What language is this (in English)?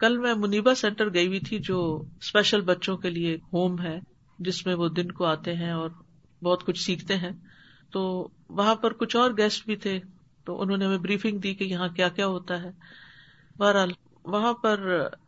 Urdu